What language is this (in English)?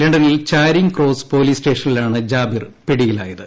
Malayalam